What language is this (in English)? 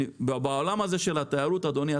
Hebrew